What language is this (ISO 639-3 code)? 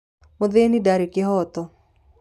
kik